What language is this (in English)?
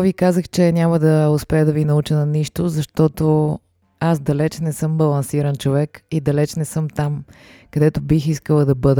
Bulgarian